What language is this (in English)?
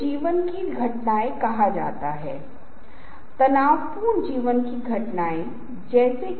Hindi